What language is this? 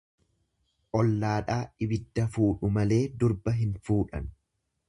Oromo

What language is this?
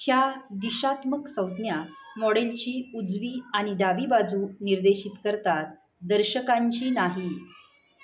Marathi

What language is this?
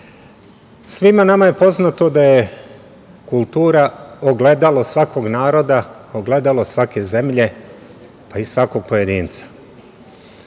Serbian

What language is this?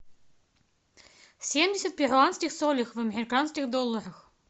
Russian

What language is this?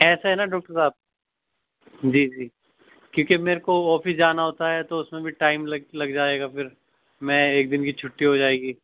Urdu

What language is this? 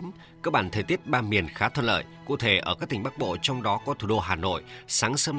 Vietnamese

